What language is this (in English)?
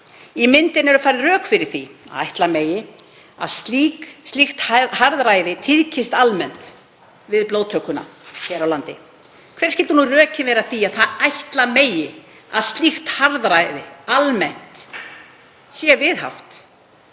Icelandic